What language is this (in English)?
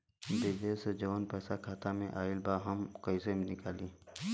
Bhojpuri